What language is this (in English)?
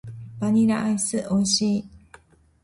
Japanese